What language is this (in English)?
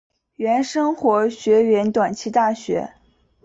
Chinese